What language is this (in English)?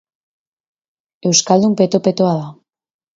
Basque